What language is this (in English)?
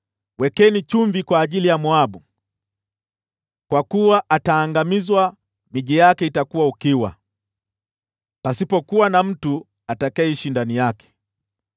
Swahili